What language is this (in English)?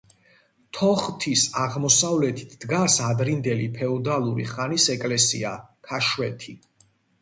Georgian